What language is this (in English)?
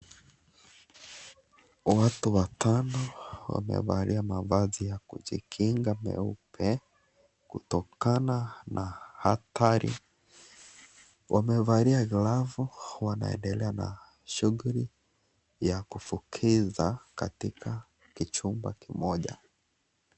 Swahili